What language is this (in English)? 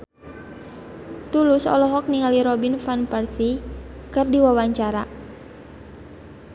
Sundanese